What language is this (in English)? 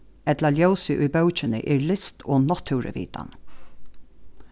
Faroese